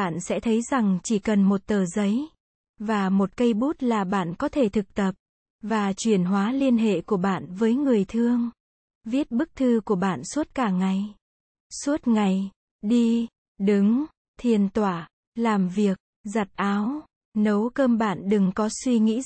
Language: Vietnamese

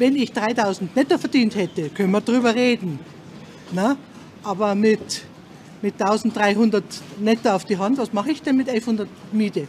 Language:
German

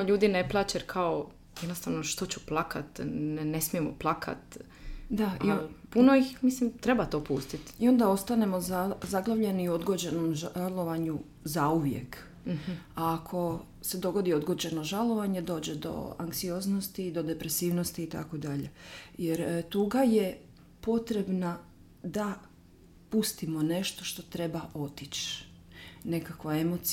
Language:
Croatian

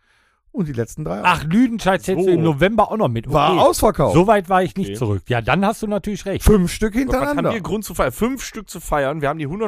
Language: German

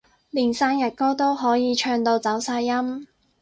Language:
Cantonese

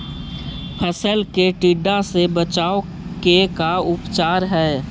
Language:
Magahi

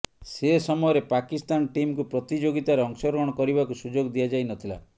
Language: Odia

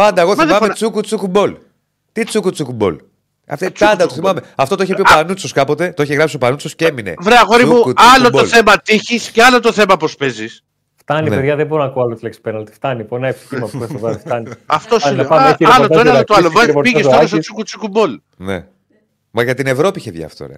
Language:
Greek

